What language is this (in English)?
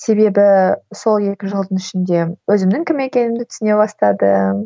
Kazakh